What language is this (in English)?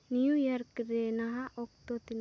Santali